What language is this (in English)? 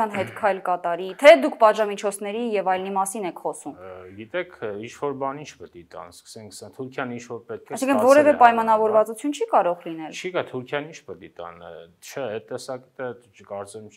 Turkish